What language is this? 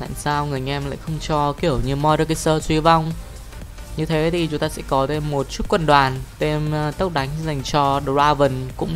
Vietnamese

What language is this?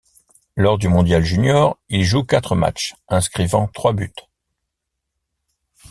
French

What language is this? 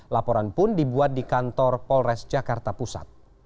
Indonesian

